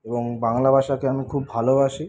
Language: Bangla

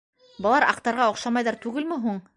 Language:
Bashkir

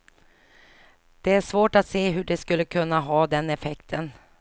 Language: Swedish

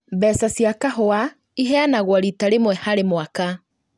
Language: Kikuyu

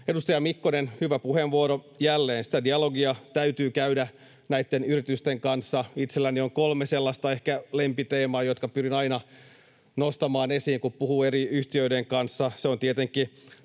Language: Finnish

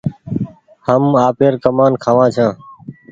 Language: Goaria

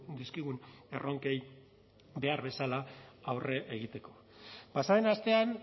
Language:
Basque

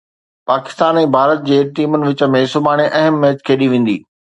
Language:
Sindhi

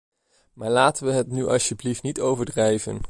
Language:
Dutch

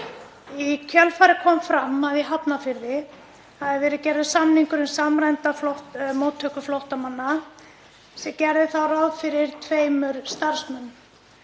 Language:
Icelandic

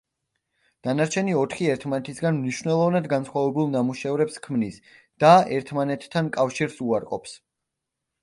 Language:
Georgian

